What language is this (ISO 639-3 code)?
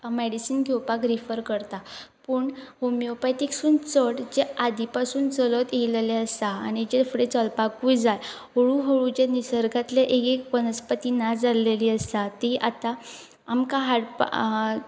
kok